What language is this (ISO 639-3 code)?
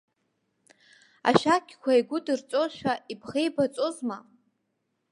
abk